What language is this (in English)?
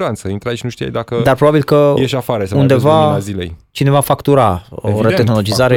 Romanian